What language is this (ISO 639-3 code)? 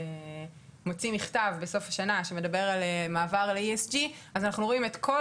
heb